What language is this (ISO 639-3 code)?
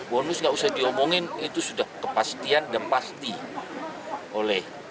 ind